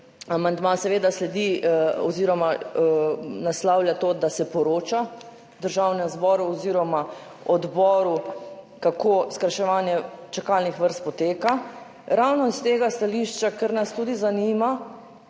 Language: Slovenian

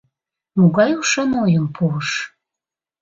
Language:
Mari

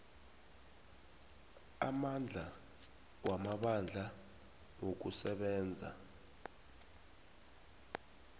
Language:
South Ndebele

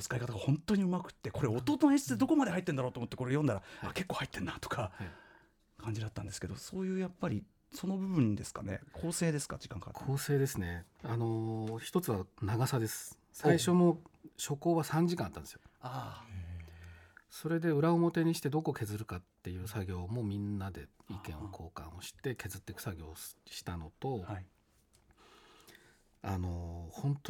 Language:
Japanese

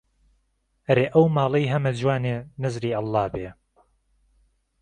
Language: Central Kurdish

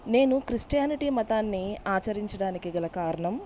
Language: Telugu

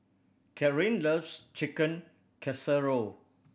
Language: English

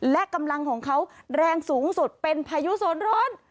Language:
Thai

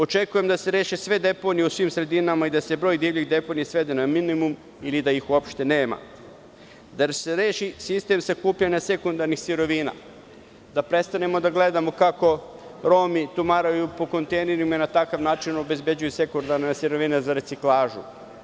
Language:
Serbian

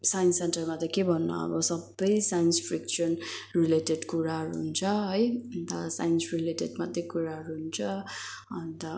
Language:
Nepali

